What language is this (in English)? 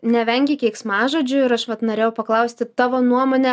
Lithuanian